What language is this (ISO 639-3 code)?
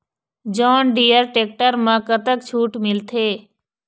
hne